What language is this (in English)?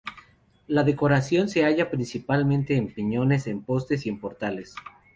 Spanish